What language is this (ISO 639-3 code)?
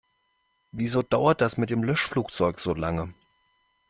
deu